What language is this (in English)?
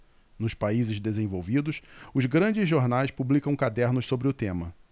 Portuguese